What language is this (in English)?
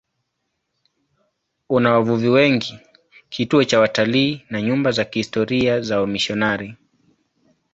Swahili